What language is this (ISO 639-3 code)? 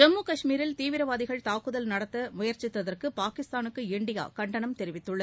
tam